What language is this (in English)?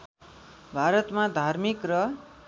Nepali